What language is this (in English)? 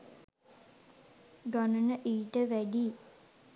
Sinhala